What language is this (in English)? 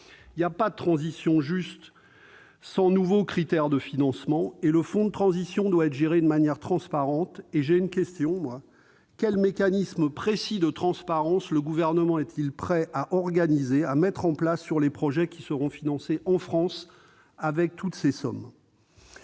French